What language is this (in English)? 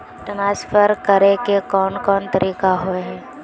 Magahi